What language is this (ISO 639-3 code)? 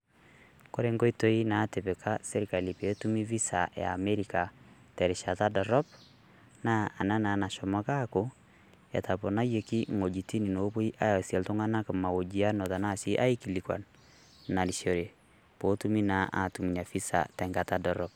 mas